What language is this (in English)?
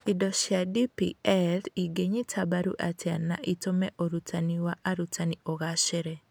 Kikuyu